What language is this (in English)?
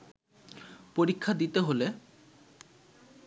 Bangla